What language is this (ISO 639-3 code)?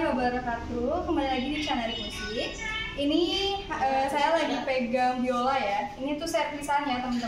ind